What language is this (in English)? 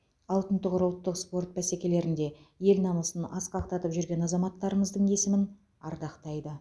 Kazakh